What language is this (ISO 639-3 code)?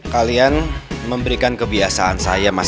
ind